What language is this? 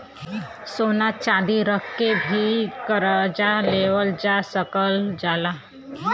Bhojpuri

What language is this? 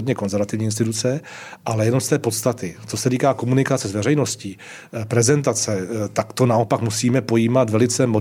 Czech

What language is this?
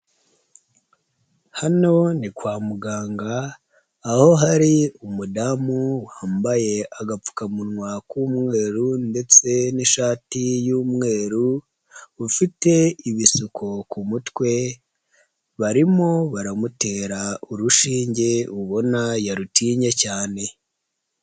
Kinyarwanda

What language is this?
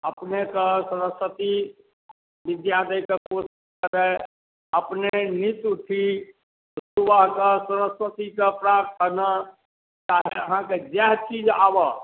Maithili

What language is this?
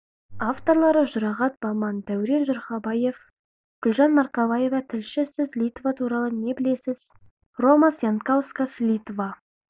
Kazakh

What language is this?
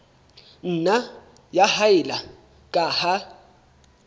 Southern Sotho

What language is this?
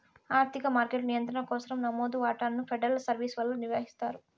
Telugu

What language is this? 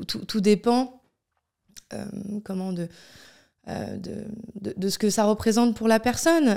French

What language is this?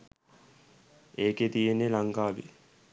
Sinhala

